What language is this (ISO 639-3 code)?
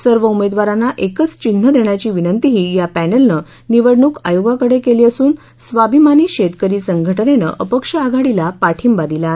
mar